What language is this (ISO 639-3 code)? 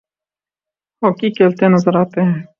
urd